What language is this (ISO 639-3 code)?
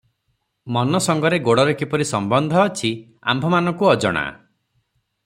ori